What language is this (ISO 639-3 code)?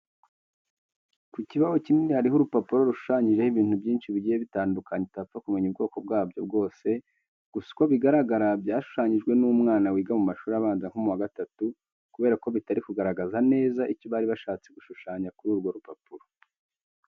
kin